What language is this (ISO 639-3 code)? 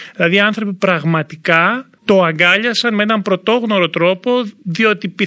ell